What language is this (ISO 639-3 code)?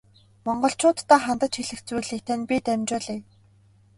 mon